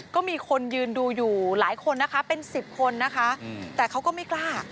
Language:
Thai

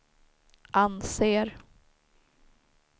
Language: Swedish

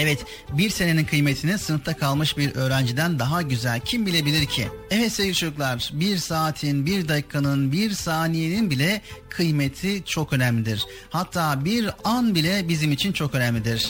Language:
Turkish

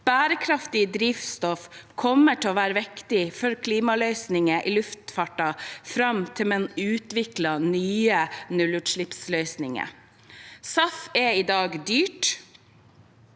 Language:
Norwegian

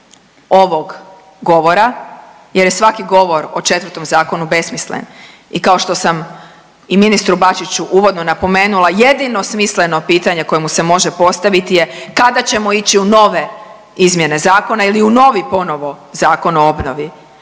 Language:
Croatian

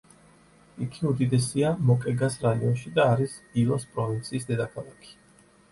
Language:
Georgian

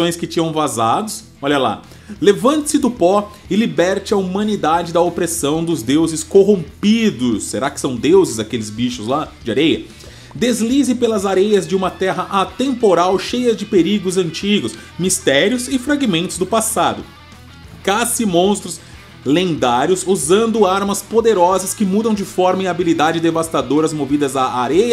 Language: Portuguese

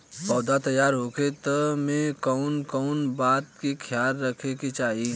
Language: Bhojpuri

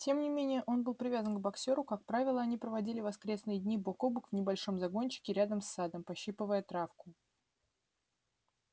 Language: Russian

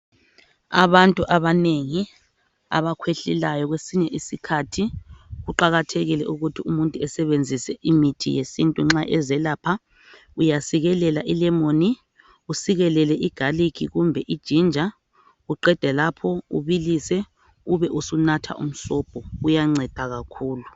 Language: North Ndebele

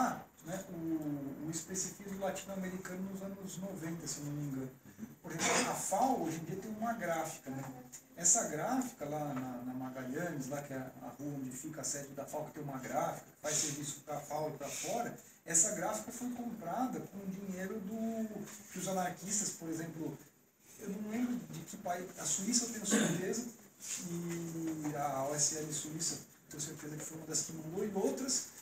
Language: Portuguese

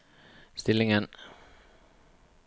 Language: Norwegian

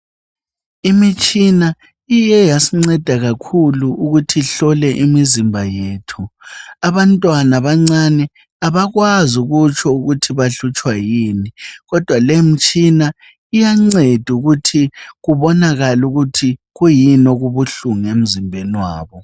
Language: North Ndebele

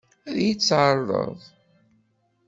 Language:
Kabyle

